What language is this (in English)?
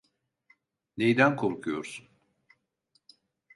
Turkish